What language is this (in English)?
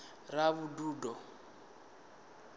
Venda